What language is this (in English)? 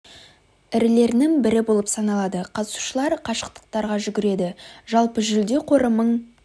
Kazakh